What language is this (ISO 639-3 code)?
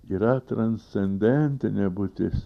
lit